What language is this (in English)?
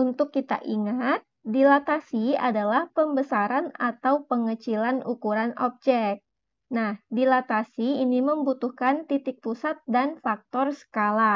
Indonesian